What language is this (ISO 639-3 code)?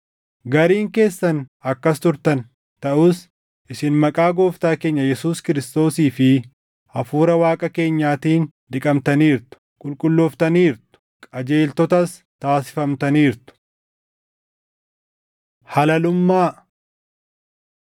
orm